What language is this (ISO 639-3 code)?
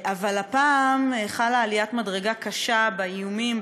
heb